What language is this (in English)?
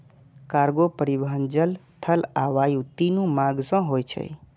Maithili